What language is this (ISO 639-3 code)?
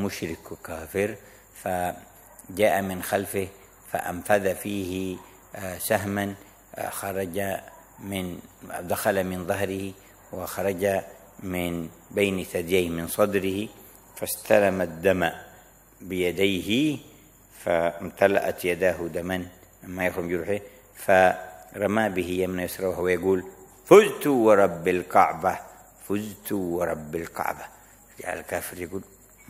ara